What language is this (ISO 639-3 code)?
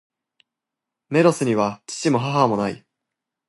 jpn